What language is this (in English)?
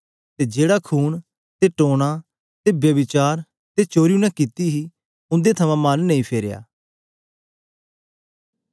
Dogri